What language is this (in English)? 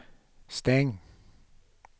Swedish